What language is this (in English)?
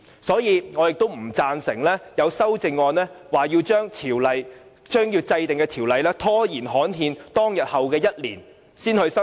Cantonese